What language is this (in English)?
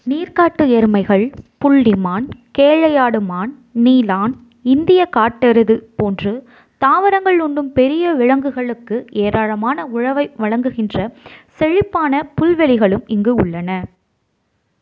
Tamil